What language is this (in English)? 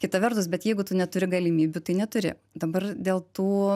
Lithuanian